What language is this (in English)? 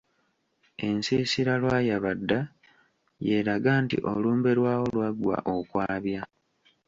Ganda